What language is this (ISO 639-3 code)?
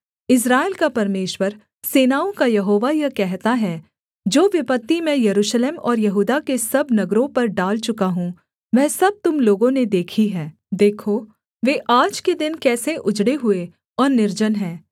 hin